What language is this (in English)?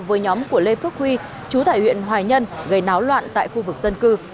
Vietnamese